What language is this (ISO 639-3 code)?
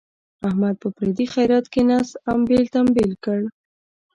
pus